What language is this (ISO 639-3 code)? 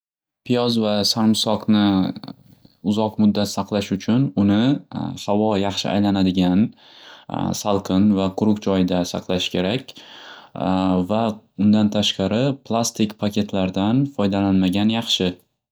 uzb